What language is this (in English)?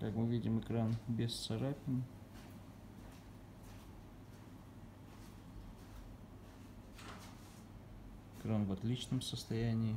Russian